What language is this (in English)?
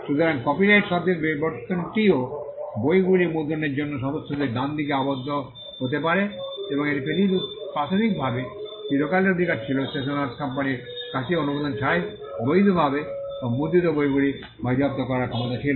Bangla